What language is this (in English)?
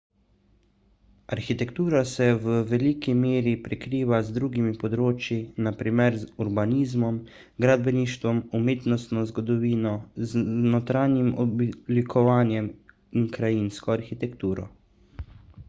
Slovenian